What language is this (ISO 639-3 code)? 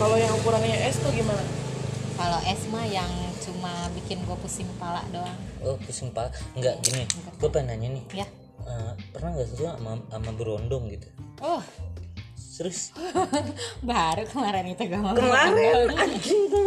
ind